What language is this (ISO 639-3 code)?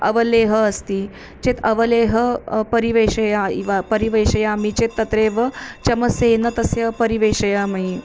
san